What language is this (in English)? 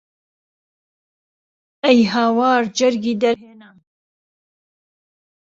Central Kurdish